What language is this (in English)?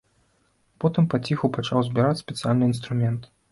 Belarusian